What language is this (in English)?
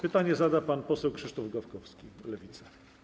Polish